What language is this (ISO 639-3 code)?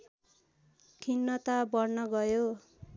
nep